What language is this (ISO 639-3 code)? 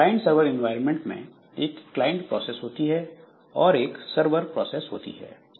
hin